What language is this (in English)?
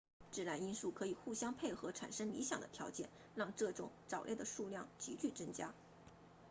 Chinese